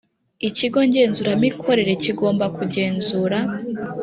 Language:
Kinyarwanda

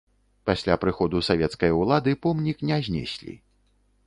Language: Belarusian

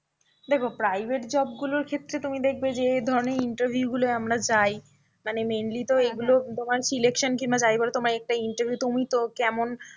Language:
Bangla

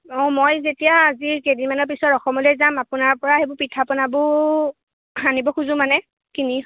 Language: Assamese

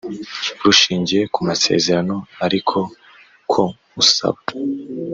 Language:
Kinyarwanda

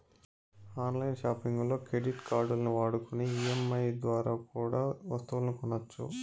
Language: Telugu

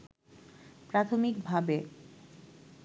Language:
Bangla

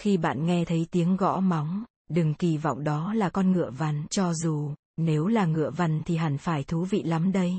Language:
Vietnamese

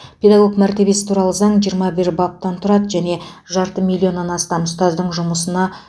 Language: Kazakh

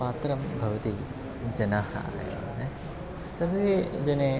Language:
Sanskrit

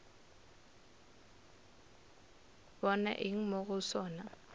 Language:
Northern Sotho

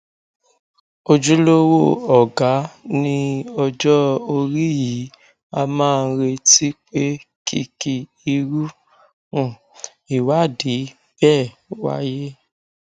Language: Yoruba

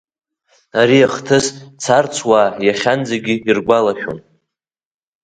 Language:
Abkhazian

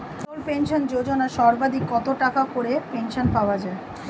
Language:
Bangla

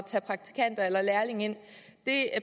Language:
Danish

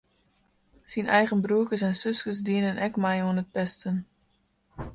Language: Western Frisian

